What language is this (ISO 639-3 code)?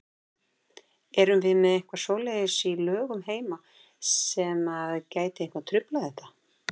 isl